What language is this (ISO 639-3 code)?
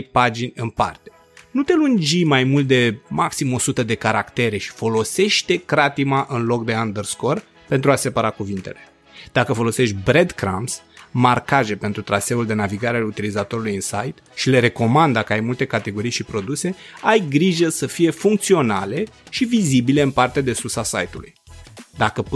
ron